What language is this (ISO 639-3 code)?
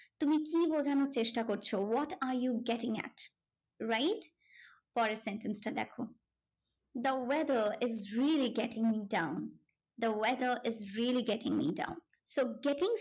ben